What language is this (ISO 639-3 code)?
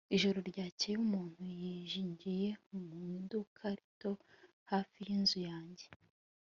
kin